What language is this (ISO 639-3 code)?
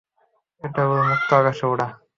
ben